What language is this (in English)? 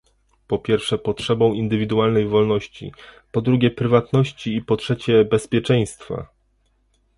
Polish